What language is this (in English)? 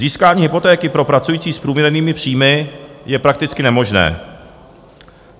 Czech